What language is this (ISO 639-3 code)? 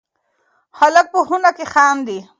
pus